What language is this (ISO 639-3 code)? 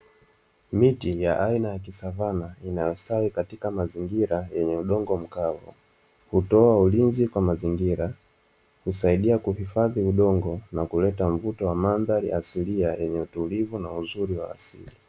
swa